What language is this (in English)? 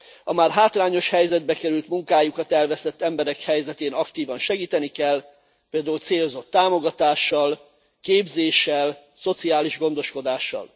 Hungarian